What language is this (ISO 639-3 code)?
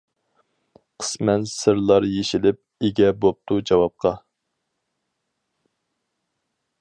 uig